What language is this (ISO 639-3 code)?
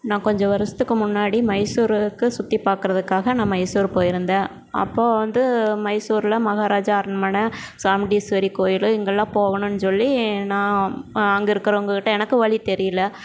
tam